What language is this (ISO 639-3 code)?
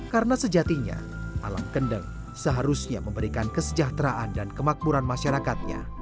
ind